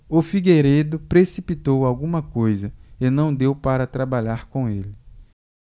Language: Portuguese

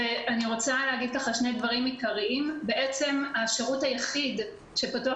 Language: Hebrew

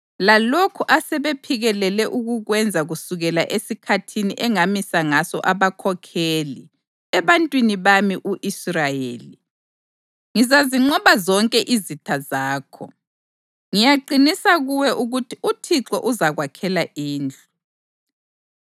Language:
North Ndebele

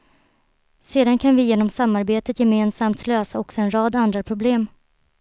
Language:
Swedish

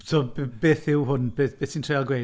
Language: Welsh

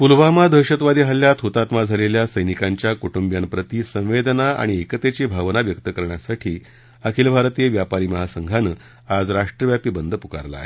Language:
Marathi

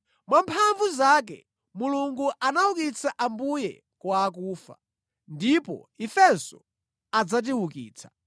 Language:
Nyanja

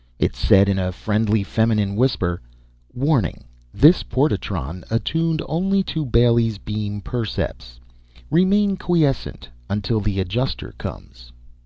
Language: English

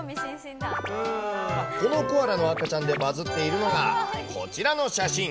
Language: Japanese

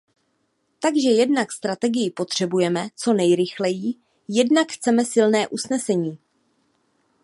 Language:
Czech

